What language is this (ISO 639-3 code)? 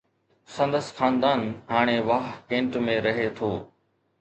snd